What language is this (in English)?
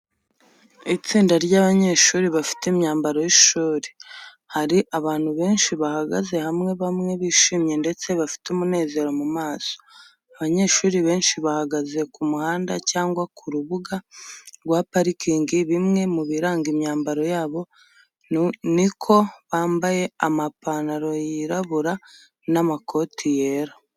Kinyarwanda